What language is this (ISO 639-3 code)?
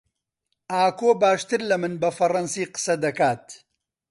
ckb